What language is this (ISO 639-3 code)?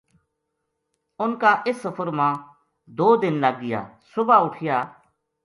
gju